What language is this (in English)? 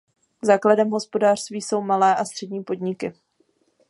Czech